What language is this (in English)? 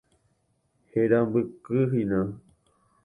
Guarani